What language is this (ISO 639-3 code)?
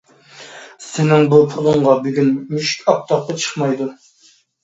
uig